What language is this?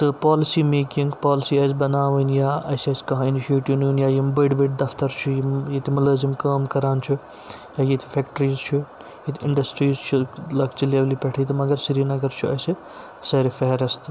Kashmiri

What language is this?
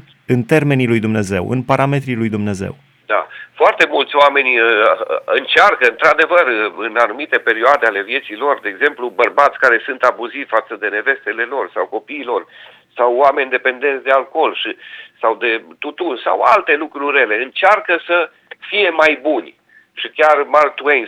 Romanian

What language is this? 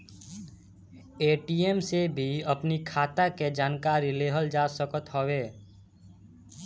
Bhojpuri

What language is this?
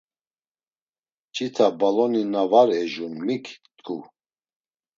Laz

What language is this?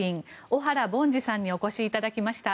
Japanese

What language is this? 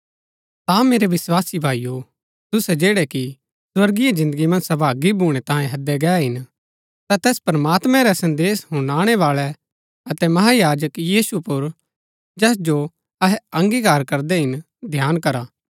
Gaddi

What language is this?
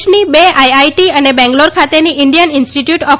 Gujarati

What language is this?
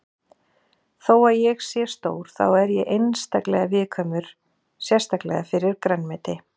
Icelandic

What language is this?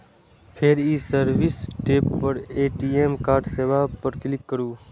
Maithili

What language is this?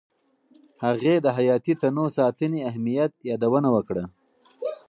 Pashto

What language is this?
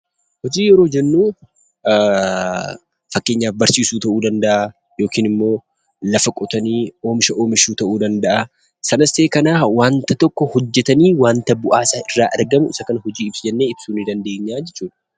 Oromo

